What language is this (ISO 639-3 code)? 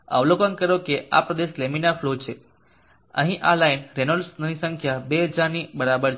guj